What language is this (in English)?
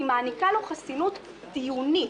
Hebrew